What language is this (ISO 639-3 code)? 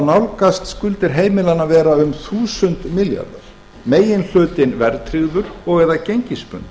isl